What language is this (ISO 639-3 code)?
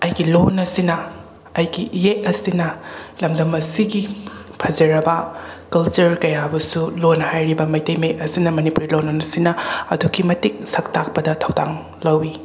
mni